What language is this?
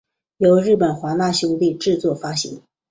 Chinese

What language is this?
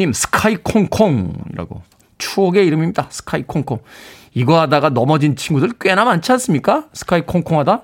Korean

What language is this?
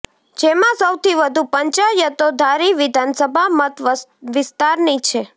Gujarati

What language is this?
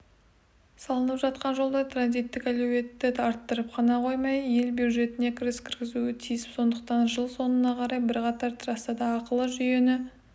Kazakh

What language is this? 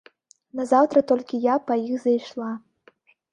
Belarusian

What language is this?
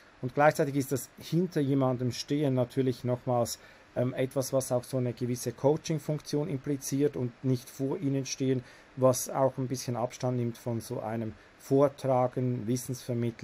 German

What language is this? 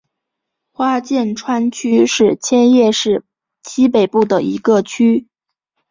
Chinese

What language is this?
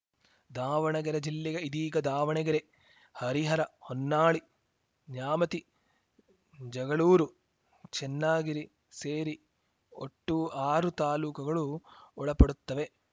Kannada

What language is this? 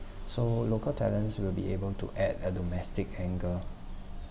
English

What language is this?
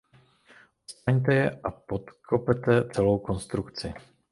Czech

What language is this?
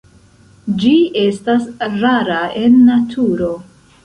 Esperanto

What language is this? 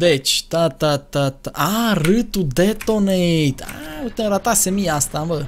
Romanian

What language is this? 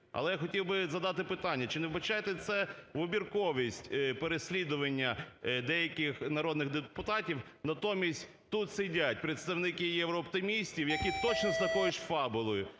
Ukrainian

